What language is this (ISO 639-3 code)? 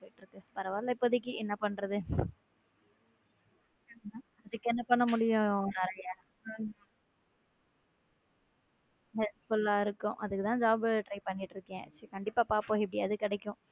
tam